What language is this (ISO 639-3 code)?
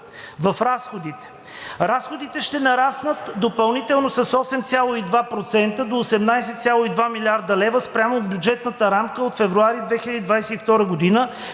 bul